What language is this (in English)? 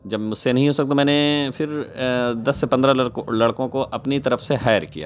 Urdu